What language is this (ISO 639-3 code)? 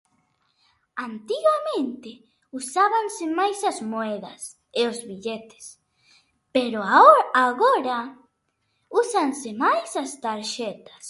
glg